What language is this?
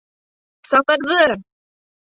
Bashkir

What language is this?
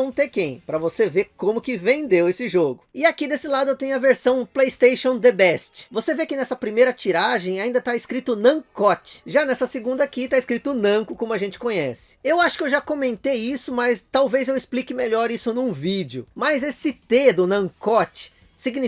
Portuguese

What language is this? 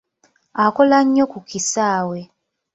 Ganda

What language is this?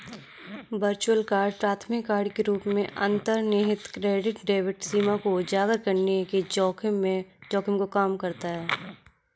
Hindi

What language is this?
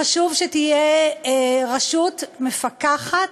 Hebrew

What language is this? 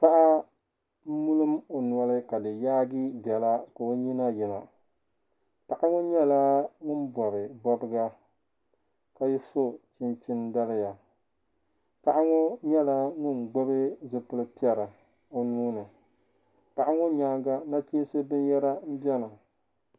Dagbani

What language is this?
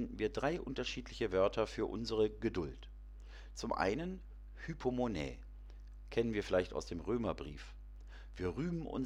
German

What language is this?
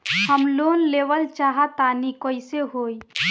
Bhojpuri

